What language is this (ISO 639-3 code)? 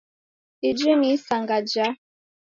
dav